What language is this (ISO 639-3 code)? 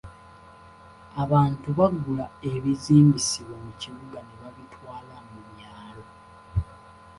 lug